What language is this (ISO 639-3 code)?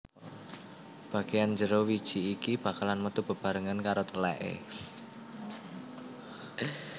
jav